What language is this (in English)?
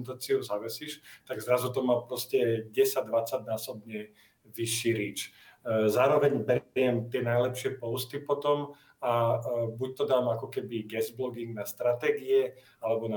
Slovak